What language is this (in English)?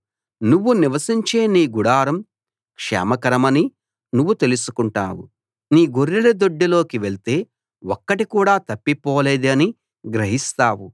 Telugu